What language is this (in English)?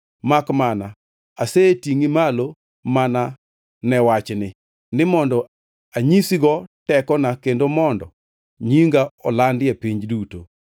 Luo (Kenya and Tanzania)